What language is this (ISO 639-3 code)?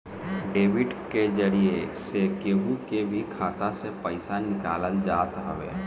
bho